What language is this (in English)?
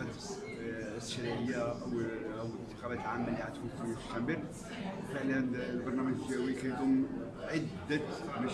Arabic